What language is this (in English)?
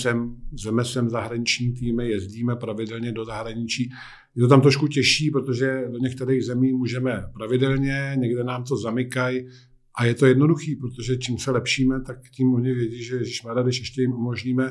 Czech